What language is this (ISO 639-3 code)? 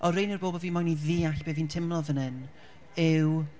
cym